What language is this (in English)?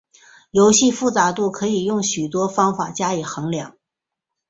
Chinese